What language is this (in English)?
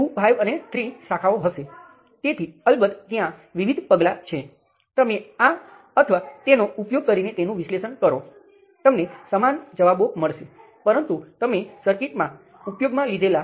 Gujarati